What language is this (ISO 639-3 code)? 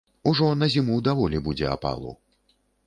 bel